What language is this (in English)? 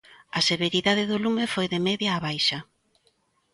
Galician